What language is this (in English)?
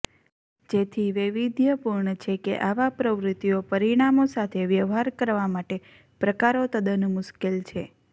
Gujarati